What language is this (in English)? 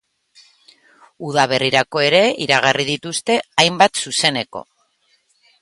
Basque